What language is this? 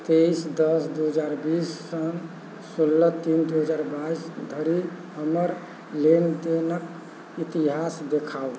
Maithili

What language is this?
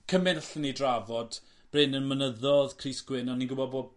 Welsh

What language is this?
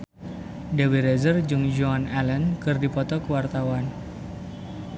Sundanese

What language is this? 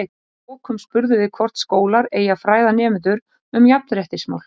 Icelandic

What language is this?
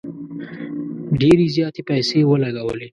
Pashto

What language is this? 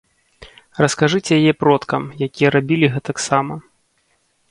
Belarusian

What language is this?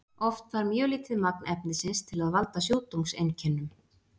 Icelandic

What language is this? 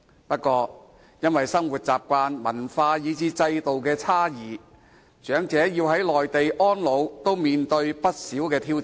Cantonese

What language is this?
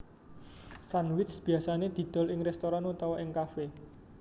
Javanese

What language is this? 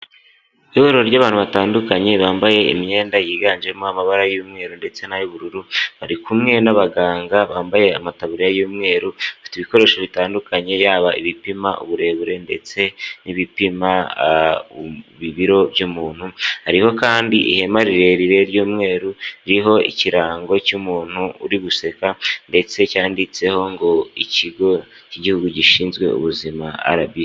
Kinyarwanda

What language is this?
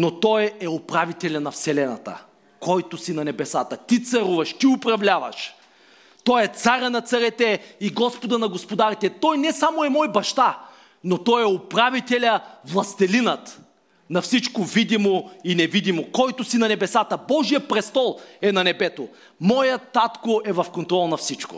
Bulgarian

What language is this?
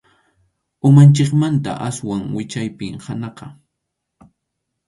Arequipa-La Unión Quechua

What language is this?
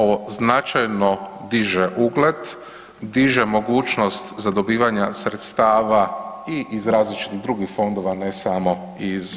Croatian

